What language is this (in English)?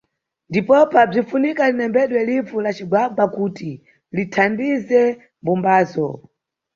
Nyungwe